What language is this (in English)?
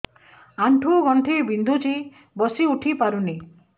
Odia